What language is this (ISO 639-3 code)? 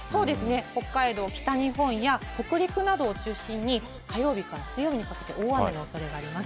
jpn